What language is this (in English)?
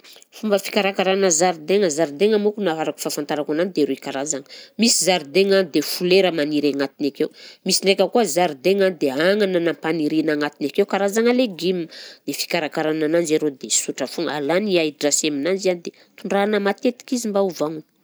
Southern Betsimisaraka Malagasy